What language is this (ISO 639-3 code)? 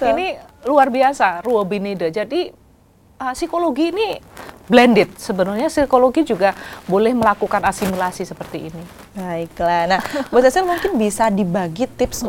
ind